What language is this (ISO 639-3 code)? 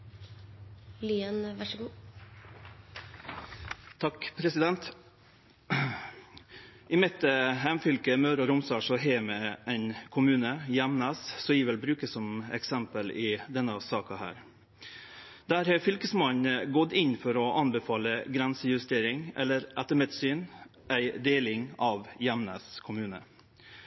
nno